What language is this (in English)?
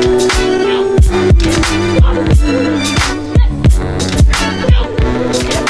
English